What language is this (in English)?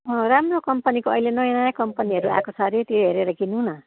Nepali